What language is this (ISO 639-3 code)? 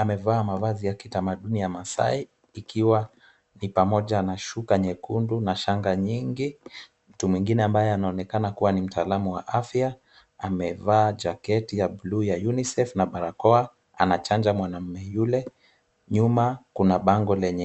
swa